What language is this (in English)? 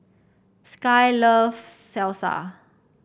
English